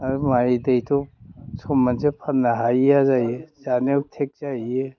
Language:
Bodo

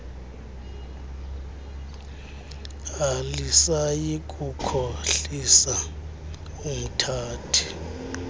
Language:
Xhosa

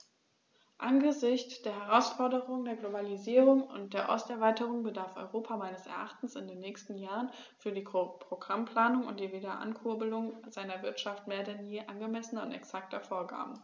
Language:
German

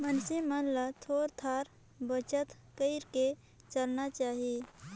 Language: Chhattisgarhi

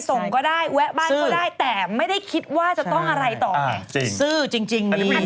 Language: Thai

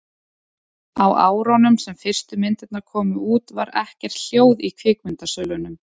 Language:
Icelandic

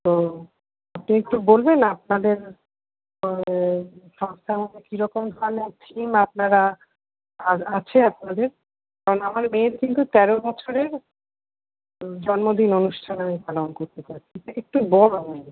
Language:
Bangla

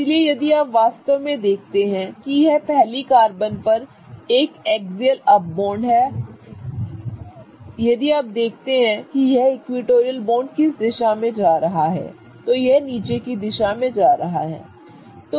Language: Hindi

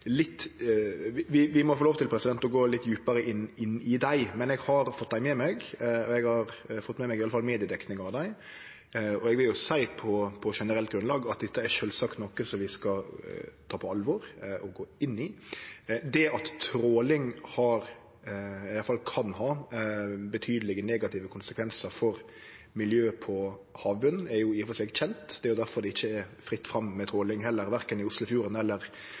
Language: Norwegian Nynorsk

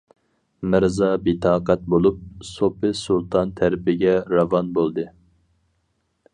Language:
Uyghur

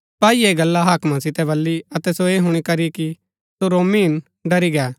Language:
Gaddi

